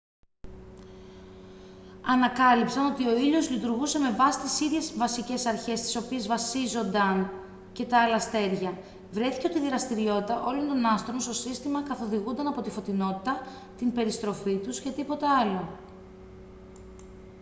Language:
Greek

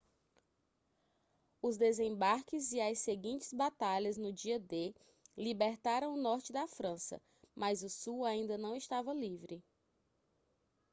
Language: Portuguese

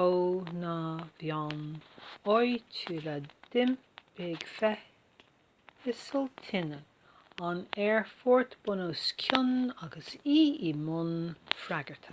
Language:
Irish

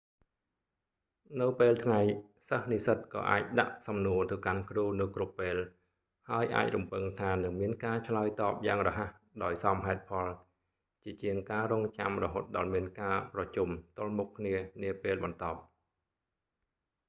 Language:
Khmer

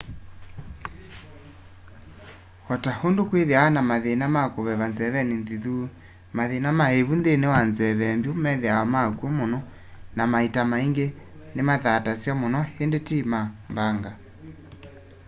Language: Kamba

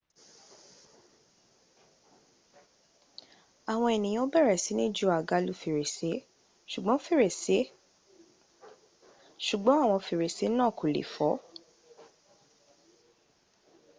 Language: Yoruba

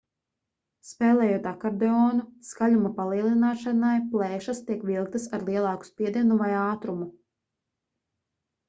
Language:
Latvian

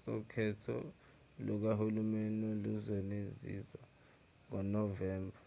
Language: Zulu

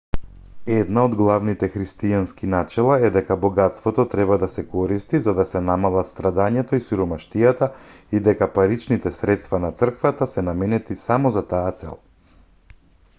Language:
Macedonian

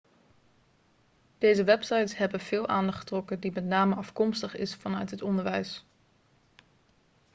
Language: Dutch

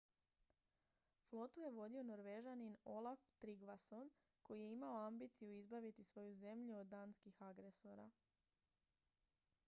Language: Croatian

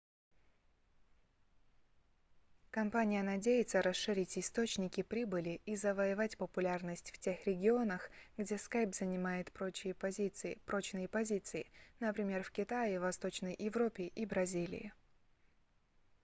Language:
Russian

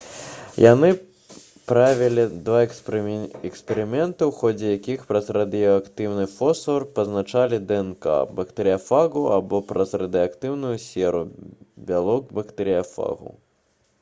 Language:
Belarusian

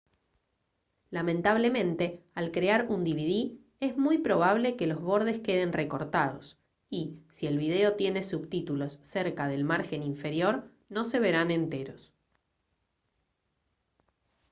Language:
Spanish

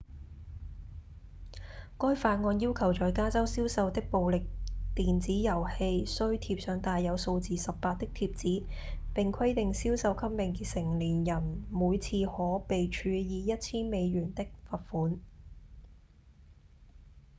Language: Cantonese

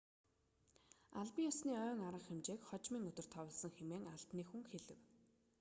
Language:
Mongolian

